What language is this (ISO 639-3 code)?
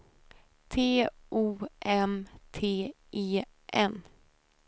swe